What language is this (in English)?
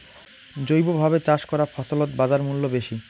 Bangla